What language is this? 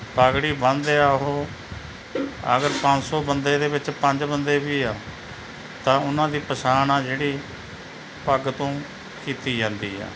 Punjabi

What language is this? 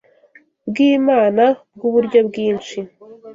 Kinyarwanda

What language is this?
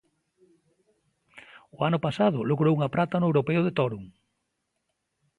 Galician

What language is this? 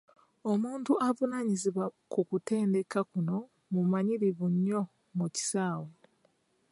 Ganda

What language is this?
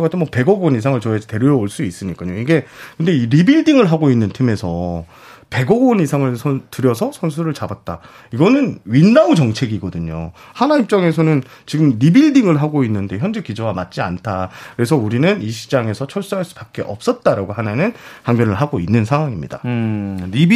Korean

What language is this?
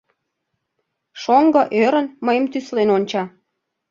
Mari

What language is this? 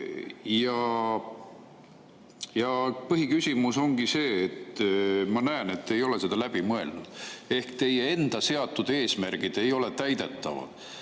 Estonian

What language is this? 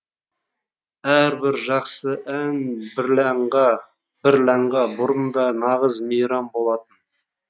Kazakh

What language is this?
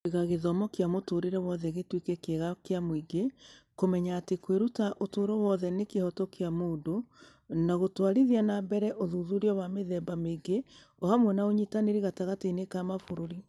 Kikuyu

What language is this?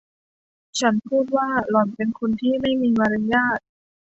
Thai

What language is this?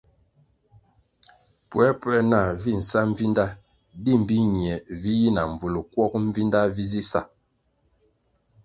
Kwasio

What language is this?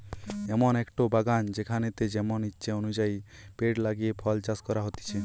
Bangla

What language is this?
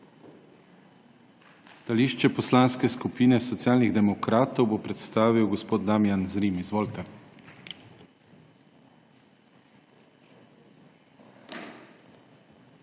Slovenian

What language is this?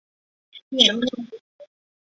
Chinese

